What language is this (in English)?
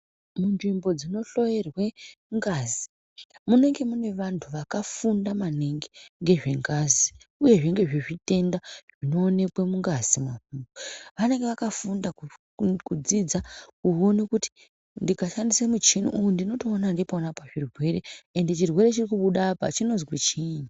Ndau